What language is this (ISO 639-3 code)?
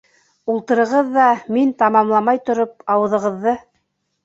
bak